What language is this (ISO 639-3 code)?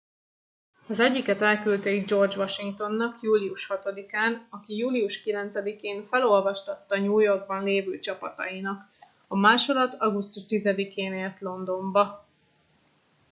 hun